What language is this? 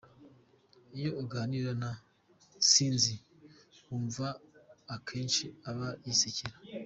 Kinyarwanda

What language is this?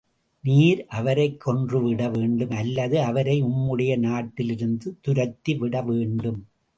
Tamil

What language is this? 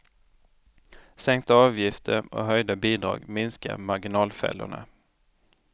Swedish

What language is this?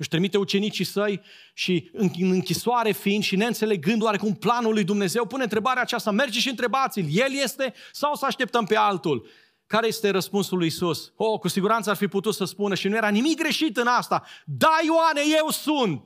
Romanian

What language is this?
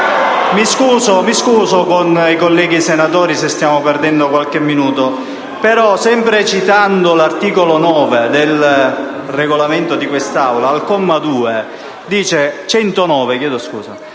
Italian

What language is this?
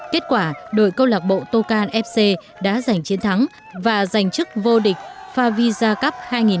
Vietnamese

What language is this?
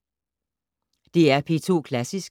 Danish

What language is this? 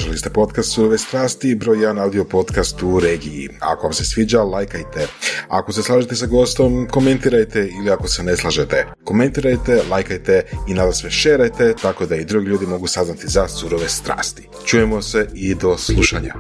Croatian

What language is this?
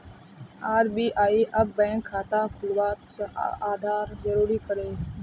Magahi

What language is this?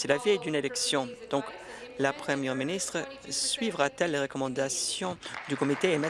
French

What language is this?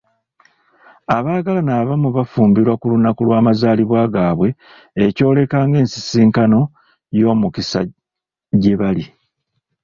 Ganda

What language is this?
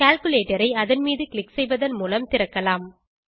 Tamil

